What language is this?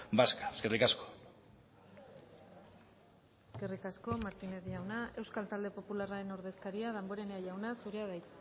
Basque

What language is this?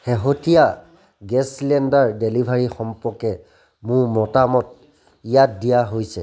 Assamese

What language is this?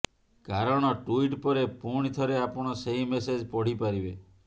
Odia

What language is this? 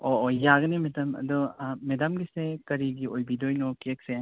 Manipuri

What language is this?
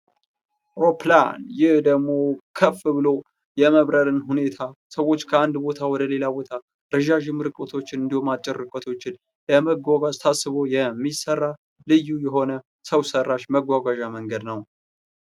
Amharic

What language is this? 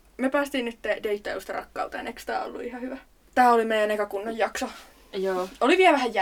Finnish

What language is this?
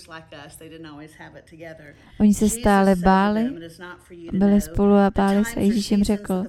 Czech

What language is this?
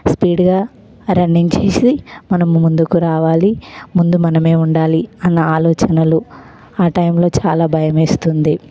Telugu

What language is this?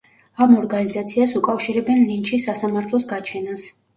Georgian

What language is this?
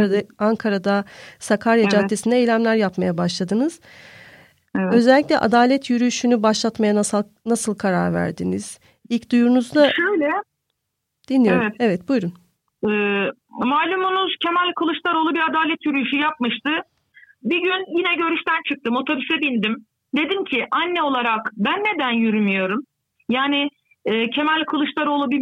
Turkish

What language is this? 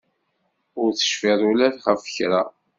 Kabyle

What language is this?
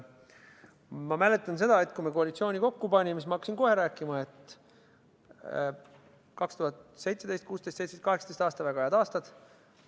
Estonian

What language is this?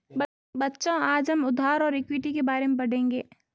Hindi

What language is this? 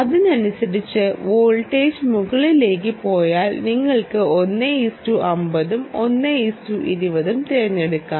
Malayalam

